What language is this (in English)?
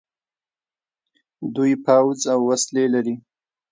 Pashto